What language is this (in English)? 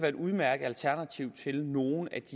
Danish